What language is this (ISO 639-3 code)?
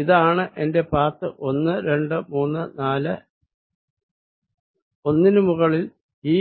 mal